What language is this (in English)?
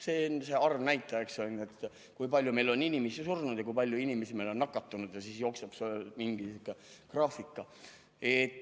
Estonian